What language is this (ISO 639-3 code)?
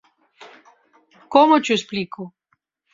glg